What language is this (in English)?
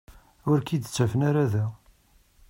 Kabyle